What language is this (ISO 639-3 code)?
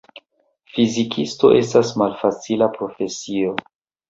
epo